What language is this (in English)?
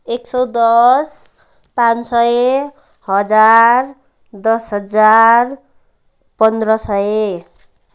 Nepali